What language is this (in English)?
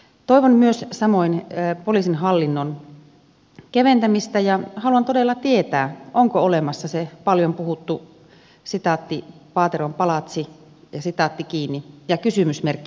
Finnish